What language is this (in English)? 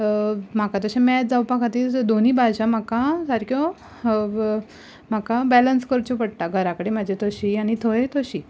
Konkani